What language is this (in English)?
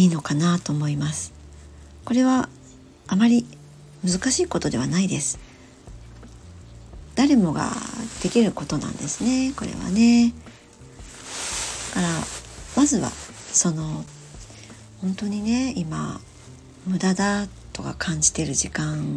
Japanese